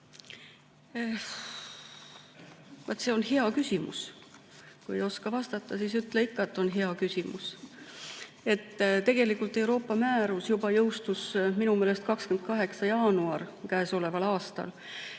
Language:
Estonian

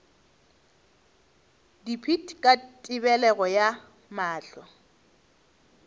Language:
Northern Sotho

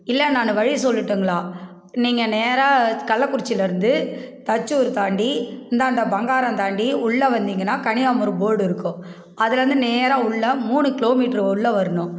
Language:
Tamil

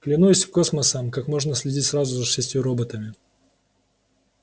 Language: Russian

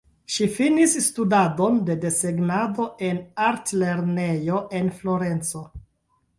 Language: Esperanto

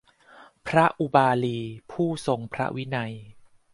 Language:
Thai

